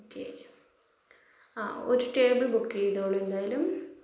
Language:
Malayalam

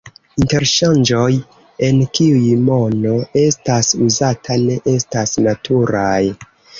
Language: Esperanto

